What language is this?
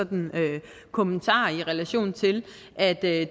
Danish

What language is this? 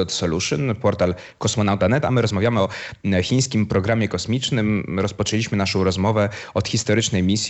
Polish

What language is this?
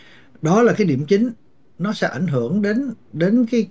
Vietnamese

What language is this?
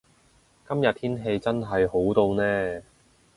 Cantonese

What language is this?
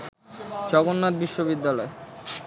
Bangla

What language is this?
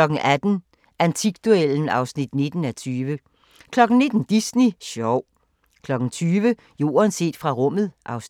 Danish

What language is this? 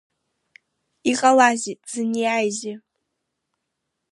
Abkhazian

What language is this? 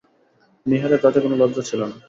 Bangla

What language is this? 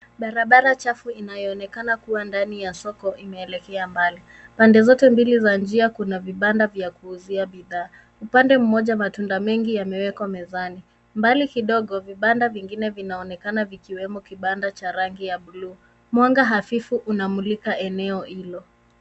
Swahili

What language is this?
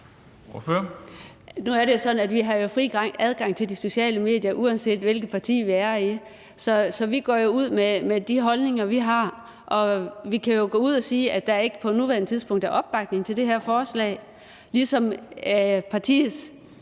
Danish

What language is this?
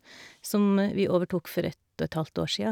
Norwegian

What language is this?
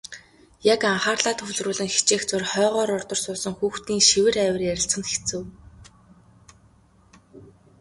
Mongolian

